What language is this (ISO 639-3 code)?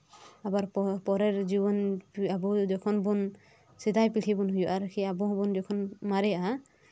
sat